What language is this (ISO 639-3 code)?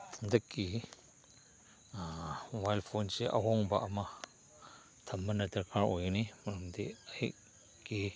mni